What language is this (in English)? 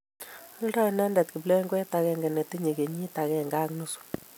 Kalenjin